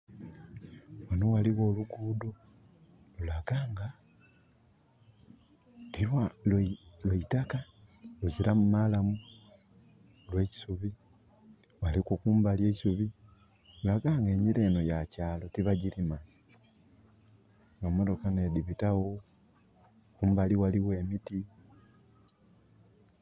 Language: Soga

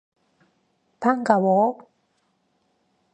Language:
Korean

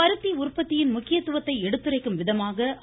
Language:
Tamil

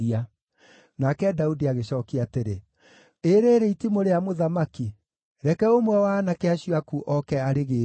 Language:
Kikuyu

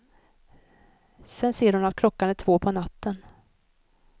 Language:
Swedish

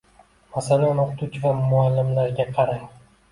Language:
Uzbek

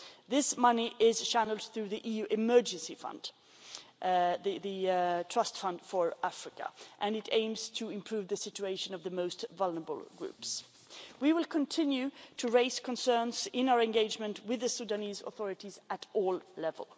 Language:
English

